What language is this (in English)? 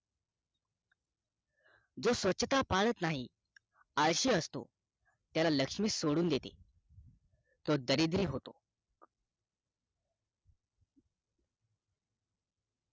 Marathi